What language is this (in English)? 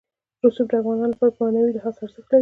Pashto